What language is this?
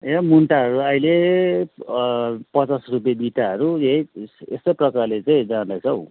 Nepali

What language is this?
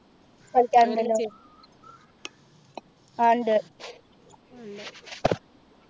Malayalam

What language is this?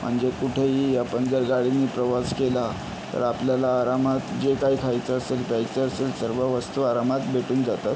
Marathi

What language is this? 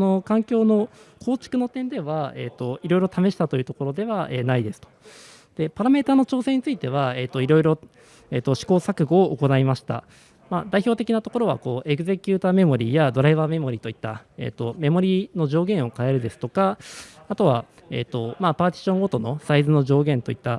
Japanese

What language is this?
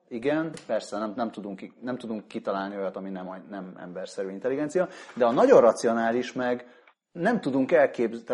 Hungarian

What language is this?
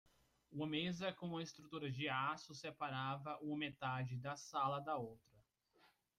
Portuguese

